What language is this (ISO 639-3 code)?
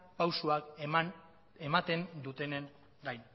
eus